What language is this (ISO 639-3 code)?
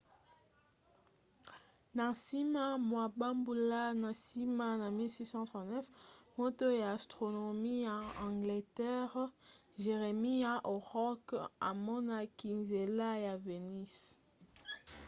lin